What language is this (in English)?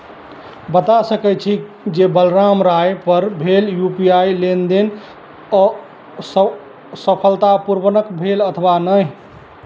Maithili